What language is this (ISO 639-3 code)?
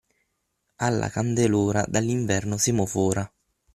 ita